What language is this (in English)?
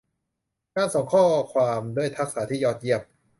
Thai